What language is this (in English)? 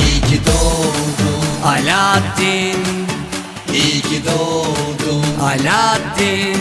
Turkish